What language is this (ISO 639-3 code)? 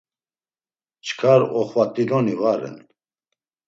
lzz